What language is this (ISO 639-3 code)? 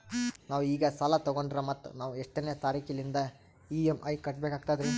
kan